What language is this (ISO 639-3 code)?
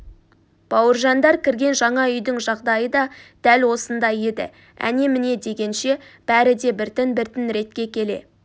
kaz